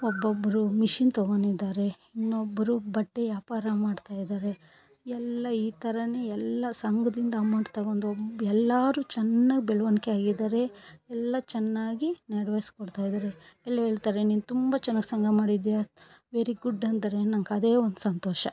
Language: Kannada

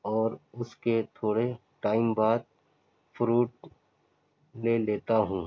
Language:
Urdu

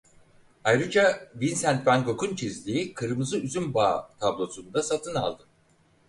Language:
Turkish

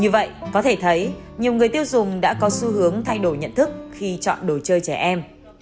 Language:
Vietnamese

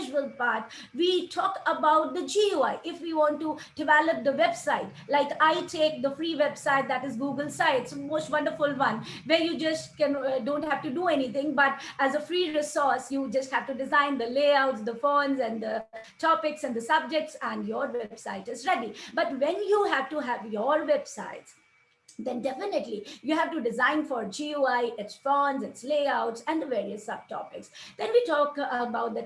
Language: English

